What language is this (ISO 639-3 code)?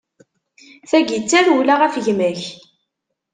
kab